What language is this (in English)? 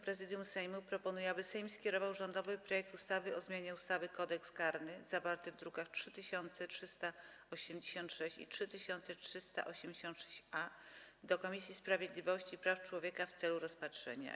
Polish